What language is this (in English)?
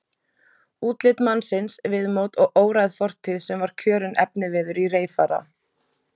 Icelandic